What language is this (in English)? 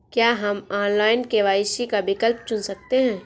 Hindi